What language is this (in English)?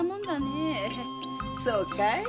Japanese